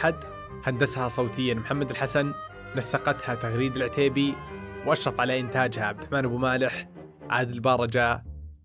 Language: Arabic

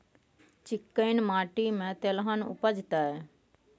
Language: Maithili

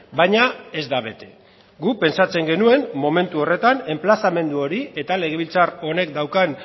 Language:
Basque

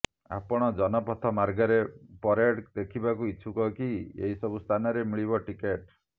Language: Odia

